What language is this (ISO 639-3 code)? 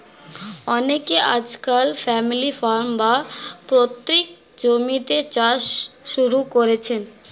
ben